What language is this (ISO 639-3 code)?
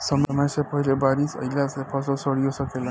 bho